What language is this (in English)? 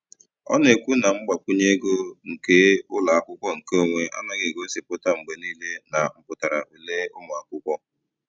Igbo